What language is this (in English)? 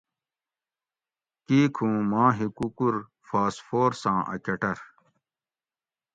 Gawri